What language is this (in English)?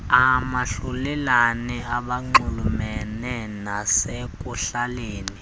Xhosa